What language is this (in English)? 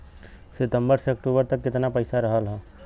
Bhojpuri